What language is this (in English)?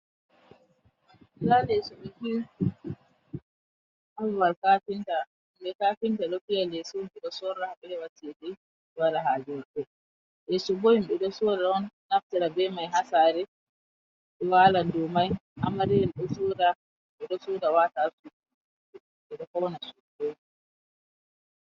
Fula